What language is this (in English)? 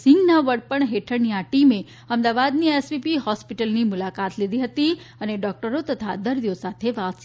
Gujarati